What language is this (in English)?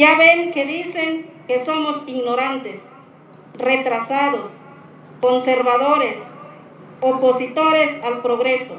Spanish